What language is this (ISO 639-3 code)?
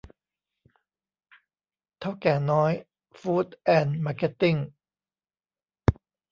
tha